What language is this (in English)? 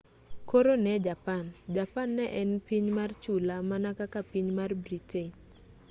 Luo (Kenya and Tanzania)